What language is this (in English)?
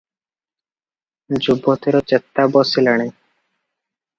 Odia